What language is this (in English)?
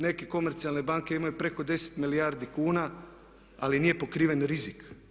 Croatian